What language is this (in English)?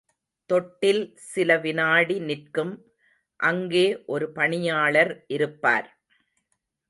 Tamil